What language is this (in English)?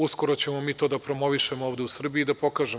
Serbian